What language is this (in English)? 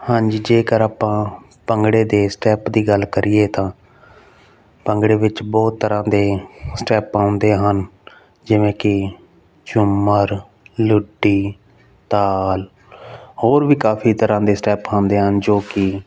Punjabi